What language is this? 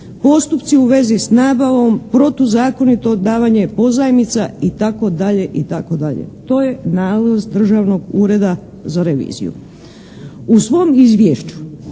Croatian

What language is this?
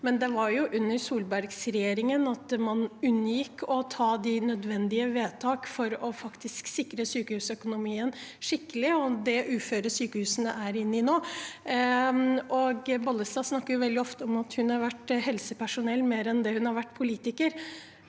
Norwegian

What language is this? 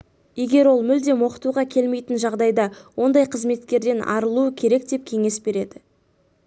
Kazakh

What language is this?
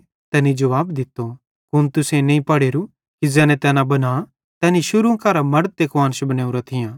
Bhadrawahi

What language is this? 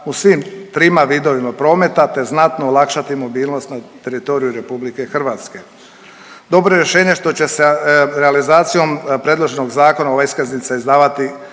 Croatian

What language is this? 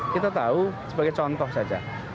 Indonesian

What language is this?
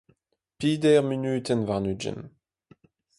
Breton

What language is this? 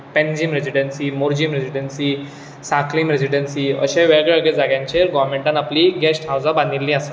Konkani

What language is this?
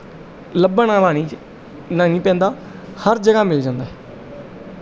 Punjabi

